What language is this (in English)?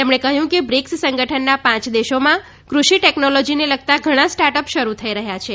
Gujarati